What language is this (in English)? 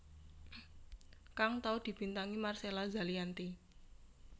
Javanese